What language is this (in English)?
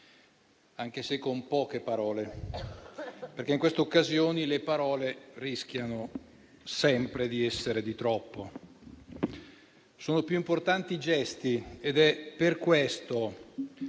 Italian